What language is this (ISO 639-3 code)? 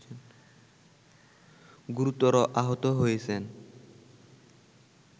ben